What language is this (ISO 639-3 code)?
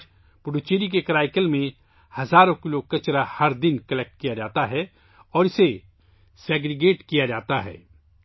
urd